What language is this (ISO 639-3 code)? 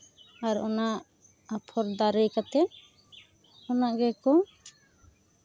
sat